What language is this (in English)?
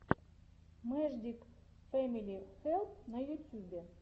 Russian